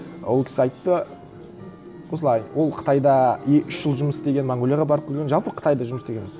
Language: Kazakh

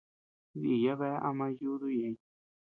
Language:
Tepeuxila Cuicatec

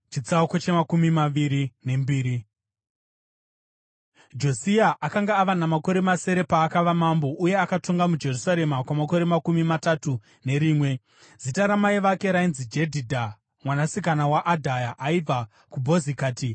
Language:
Shona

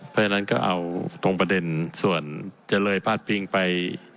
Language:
Thai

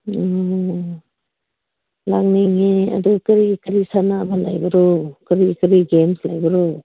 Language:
Manipuri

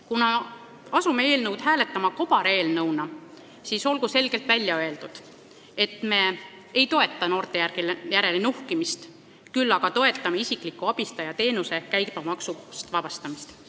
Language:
Estonian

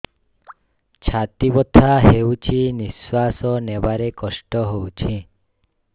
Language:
Odia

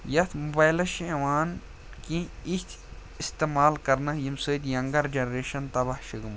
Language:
Kashmiri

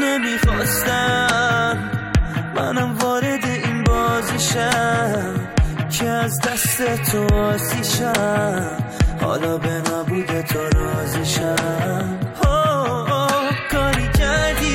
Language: Persian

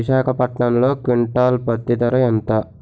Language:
Telugu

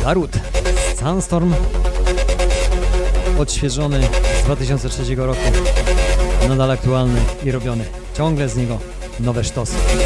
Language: Polish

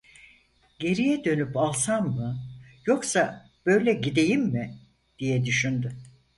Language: Turkish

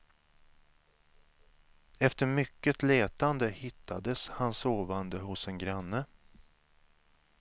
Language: Swedish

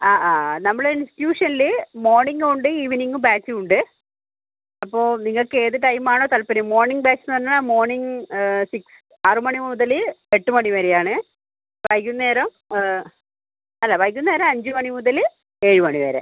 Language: Malayalam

